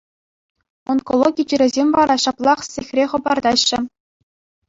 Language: Chuvash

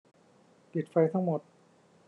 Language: Thai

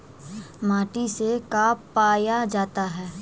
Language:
Magahi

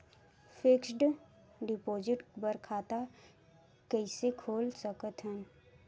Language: Chhattisgarhi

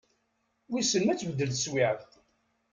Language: Kabyle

